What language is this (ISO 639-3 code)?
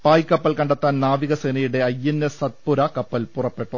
mal